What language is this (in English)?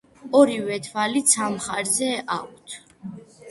Georgian